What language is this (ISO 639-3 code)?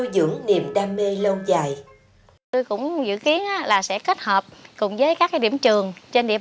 vie